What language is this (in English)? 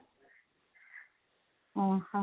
Odia